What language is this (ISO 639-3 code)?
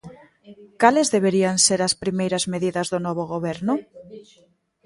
glg